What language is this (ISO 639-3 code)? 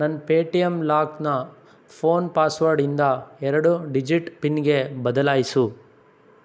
kan